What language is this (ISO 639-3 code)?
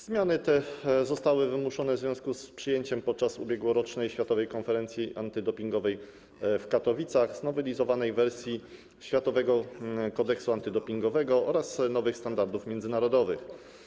pol